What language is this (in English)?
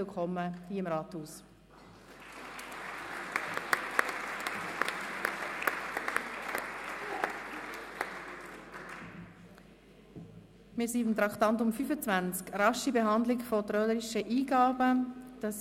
Swiss German